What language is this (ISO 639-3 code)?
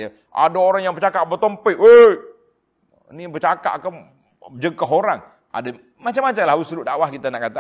msa